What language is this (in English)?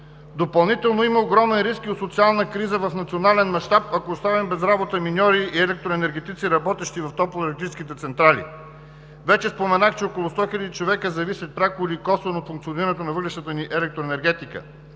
Bulgarian